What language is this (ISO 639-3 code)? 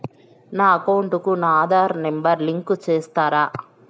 tel